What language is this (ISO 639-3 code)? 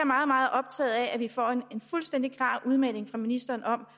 dan